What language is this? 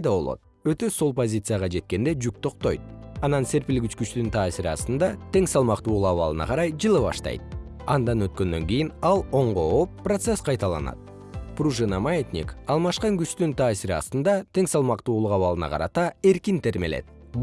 Kyrgyz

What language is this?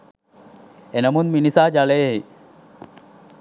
Sinhala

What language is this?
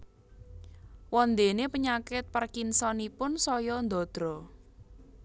Javanese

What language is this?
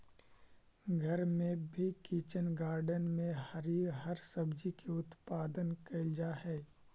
Magahi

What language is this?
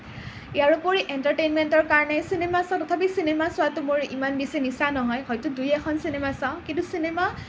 Assamese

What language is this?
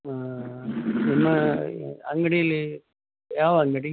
Kannada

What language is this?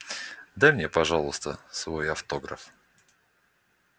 Russian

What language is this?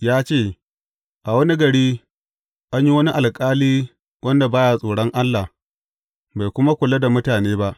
Hausa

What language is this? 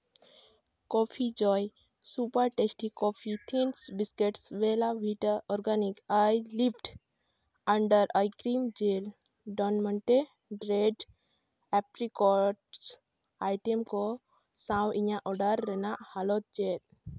Santali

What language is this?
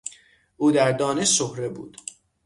Persian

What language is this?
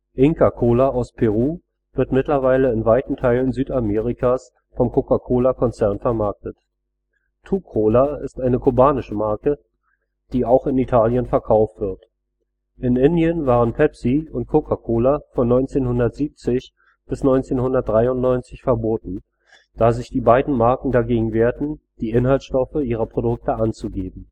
German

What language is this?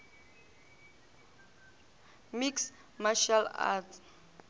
Northern Sotho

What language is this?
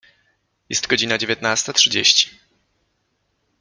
Polish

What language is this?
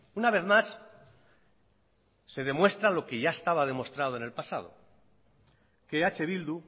Spanish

